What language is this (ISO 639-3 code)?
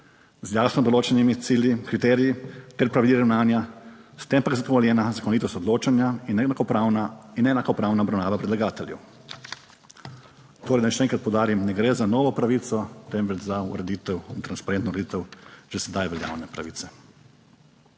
slv